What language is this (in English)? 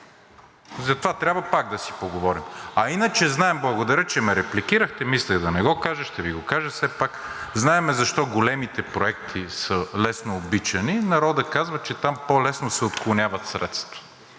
Bulgarian